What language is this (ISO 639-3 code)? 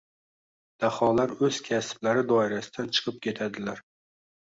uzb